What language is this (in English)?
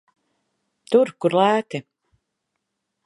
Latvian